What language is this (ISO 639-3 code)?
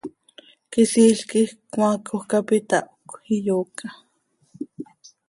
sei